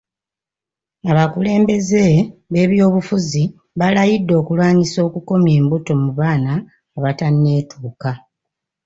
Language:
Ganda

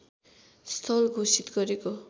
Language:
Nepali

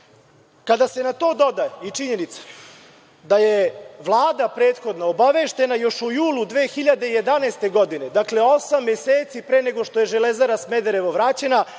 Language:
Serbian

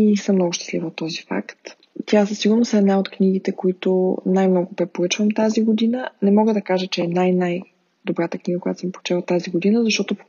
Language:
Bulgarian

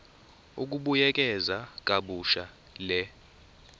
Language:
Zulu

